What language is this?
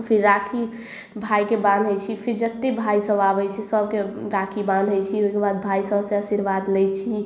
Maithili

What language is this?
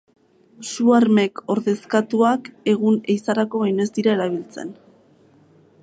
Basque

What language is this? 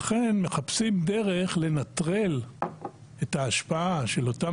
Hebrew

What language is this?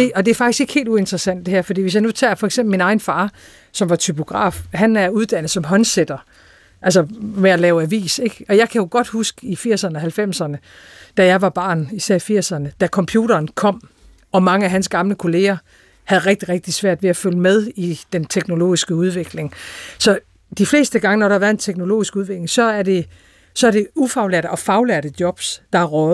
Danish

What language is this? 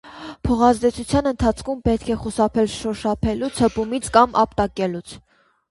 Armenian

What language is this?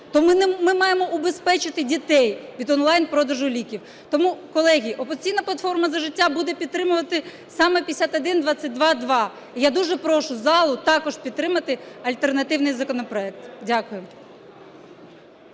Ukrainian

